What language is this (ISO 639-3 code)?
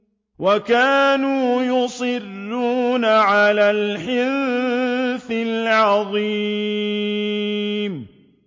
ara